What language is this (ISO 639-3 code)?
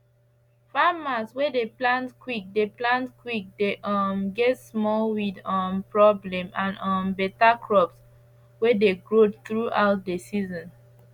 pcm